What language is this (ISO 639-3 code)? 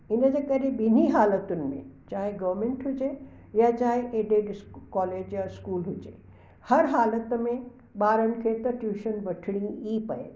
snd